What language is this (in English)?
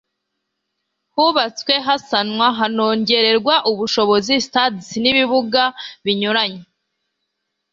Kinyarwanda